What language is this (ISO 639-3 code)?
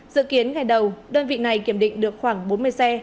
vie